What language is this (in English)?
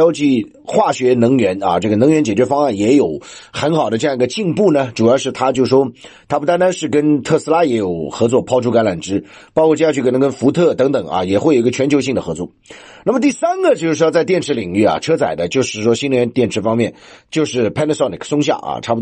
Chinese